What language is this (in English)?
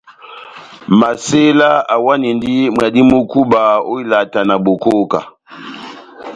Batanga